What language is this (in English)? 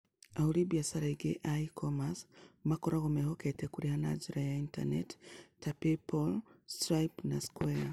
Kikuyu